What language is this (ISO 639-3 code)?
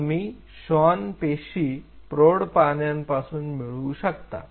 mar